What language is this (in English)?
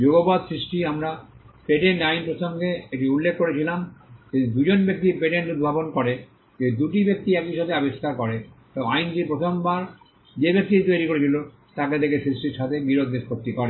Bangla